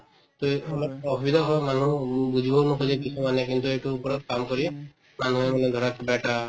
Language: Assamese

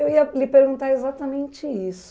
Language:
Portuguese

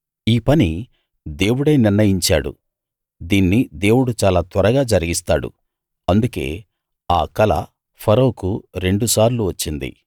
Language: Telugu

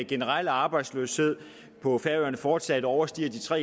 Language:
Danish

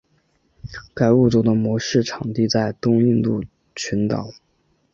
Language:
Chinese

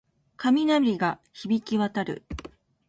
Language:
Japanese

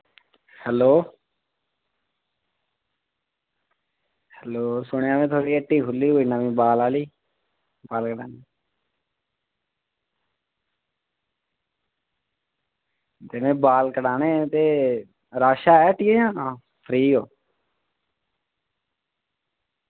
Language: Dogri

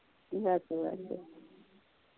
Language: Punjabi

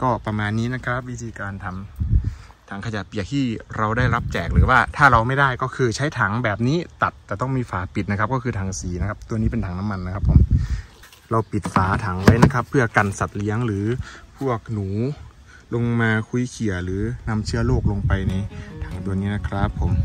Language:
Thai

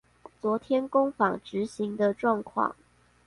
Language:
Chinese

